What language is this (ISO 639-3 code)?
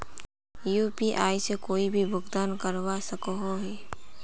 mag